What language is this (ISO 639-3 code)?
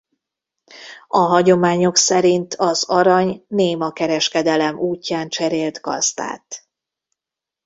hun